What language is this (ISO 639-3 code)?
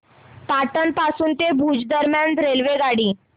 mar